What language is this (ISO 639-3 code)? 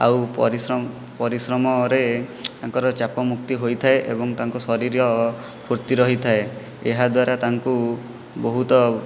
ori